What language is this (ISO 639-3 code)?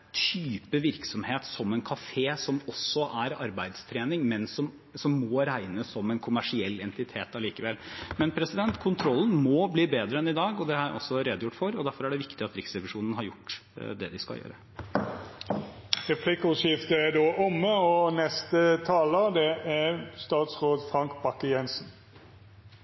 nor